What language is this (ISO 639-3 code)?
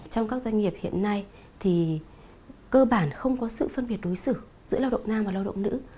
vie